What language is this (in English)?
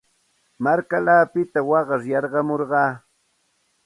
Santa Ana de Tusi Pasco Quechua